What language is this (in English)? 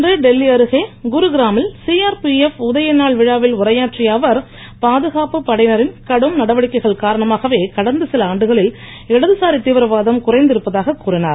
Tamil